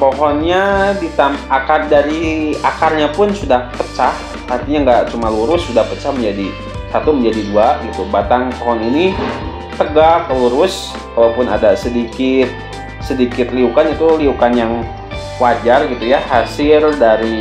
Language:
Indonesian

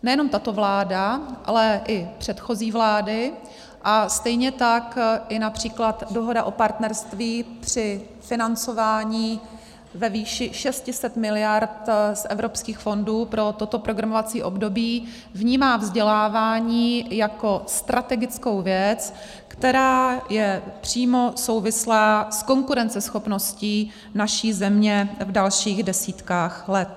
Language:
Czech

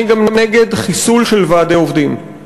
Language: Hebrew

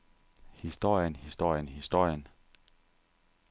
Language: Danish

